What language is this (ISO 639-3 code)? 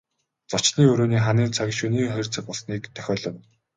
mon